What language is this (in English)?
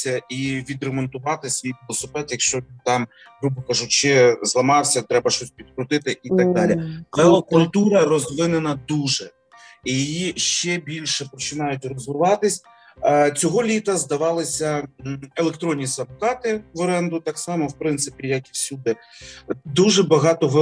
Ukrainian